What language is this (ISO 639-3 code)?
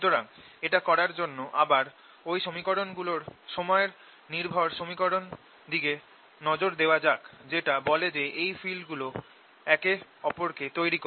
ben